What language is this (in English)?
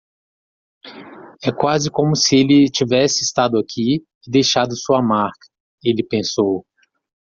Portuguese